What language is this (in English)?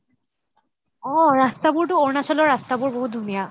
Assamese